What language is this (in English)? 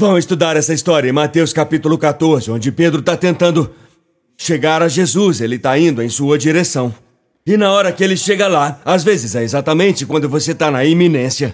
Portuguese